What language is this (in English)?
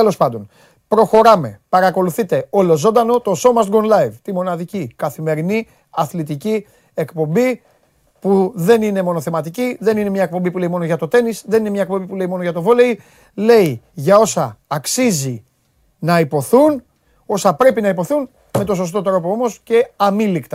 Greek